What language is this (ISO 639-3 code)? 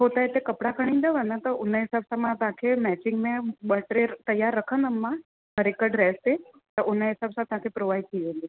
snd